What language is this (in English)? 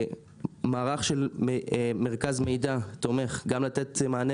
Hebrew